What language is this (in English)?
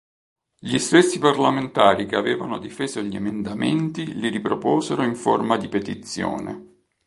Italian